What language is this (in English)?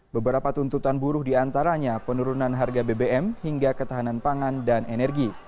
Indonesian